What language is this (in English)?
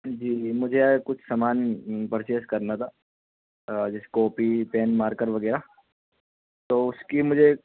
Urdu